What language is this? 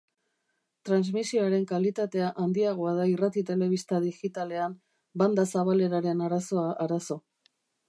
Basque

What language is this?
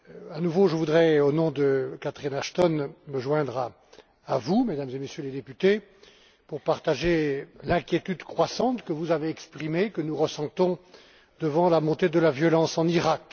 French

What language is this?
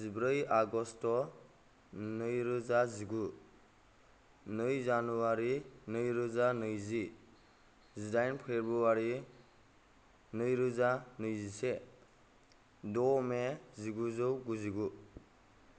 Bodo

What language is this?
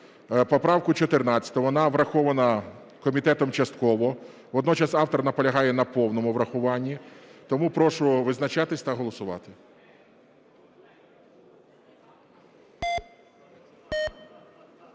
Ukrainian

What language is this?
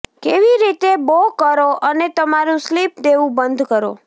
Gujarati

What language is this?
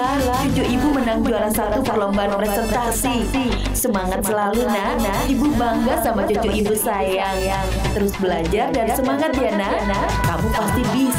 Indonesian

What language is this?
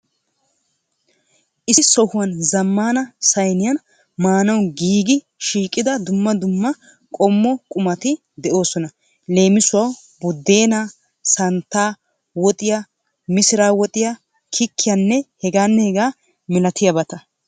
Wolaytta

